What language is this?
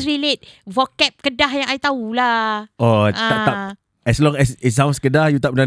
Malay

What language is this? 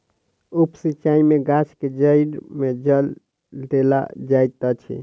Maithili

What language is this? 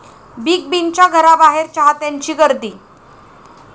Marathi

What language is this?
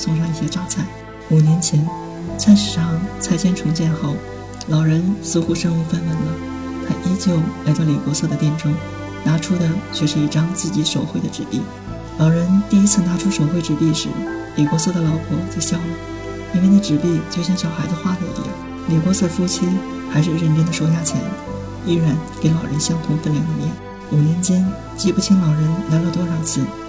Chinese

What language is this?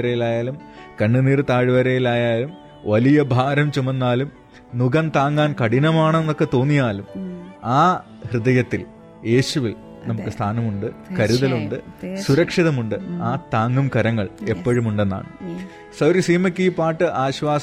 Malayalam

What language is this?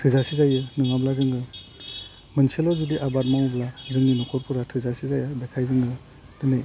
Bodo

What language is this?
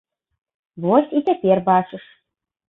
Belarusian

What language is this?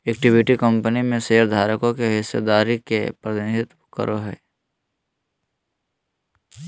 Magahi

